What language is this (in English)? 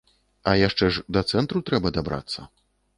Belarusian